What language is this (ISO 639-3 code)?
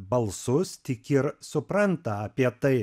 lit